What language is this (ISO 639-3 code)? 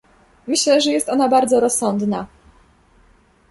pol